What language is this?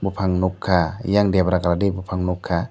Kok Borok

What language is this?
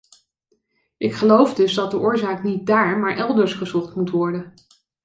Dutch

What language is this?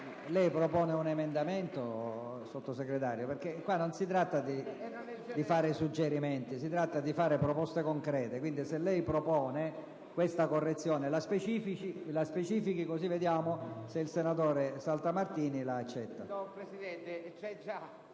Italian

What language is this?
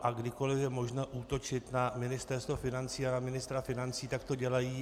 Czech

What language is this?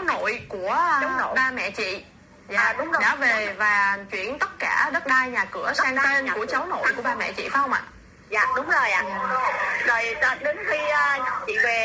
Vietnamese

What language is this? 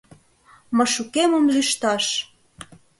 Mari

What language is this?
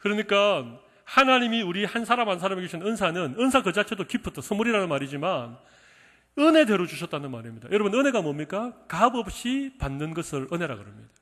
Korean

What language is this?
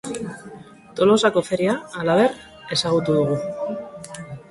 Basque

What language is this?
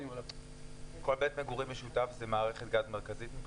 Hebrew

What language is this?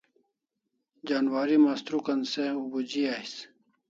Kalasha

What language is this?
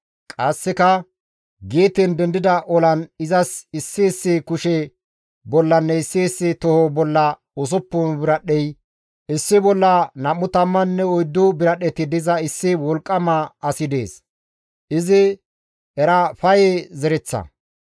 Gamo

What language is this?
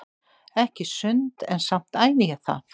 Icelandic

